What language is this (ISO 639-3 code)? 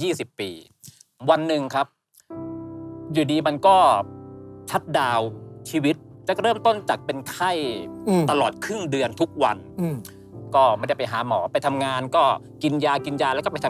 tha